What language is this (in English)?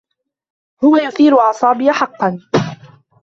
Arabic